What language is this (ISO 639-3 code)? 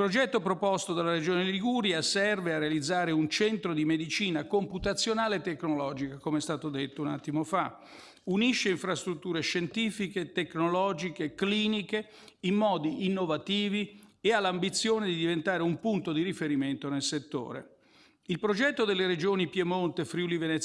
ita